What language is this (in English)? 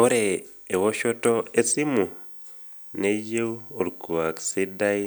Masai